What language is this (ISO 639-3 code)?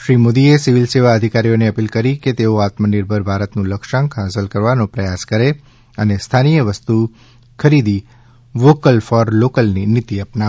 guj